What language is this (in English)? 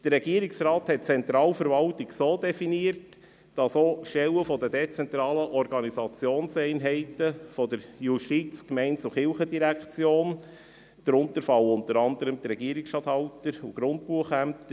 Swiss German